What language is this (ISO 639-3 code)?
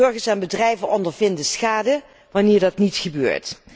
nld